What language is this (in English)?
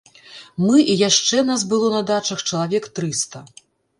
Belarusian